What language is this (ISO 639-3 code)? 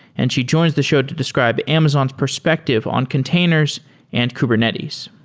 eng